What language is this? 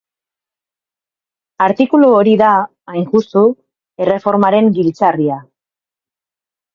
Basque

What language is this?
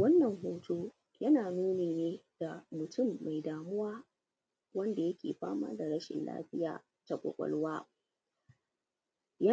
Hausa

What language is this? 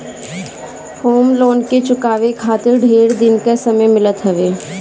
Bhojpuri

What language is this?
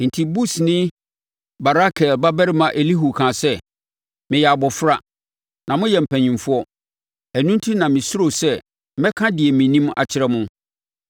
Akan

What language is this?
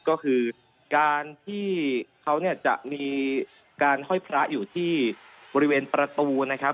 Thai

